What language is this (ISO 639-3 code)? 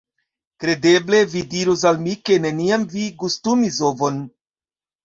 epo